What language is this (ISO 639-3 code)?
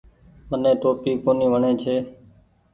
gig